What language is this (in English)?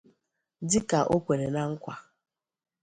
Igbo